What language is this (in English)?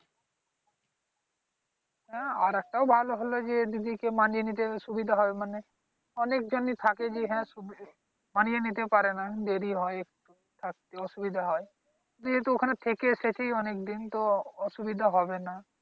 Bangla